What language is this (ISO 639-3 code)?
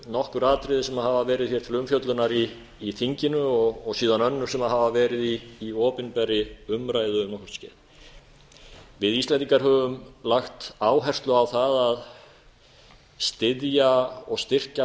isl